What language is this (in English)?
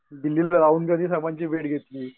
Marathi